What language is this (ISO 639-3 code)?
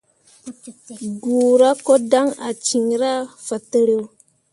mua